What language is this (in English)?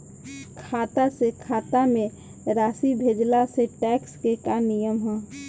Bhojpuri